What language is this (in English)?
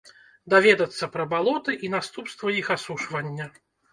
Belarusian